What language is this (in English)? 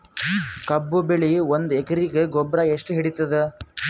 Kannada